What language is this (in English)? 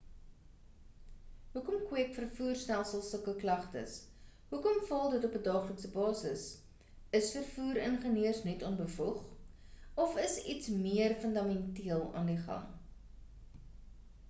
Afrikaans